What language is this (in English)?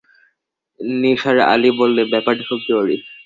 Bangla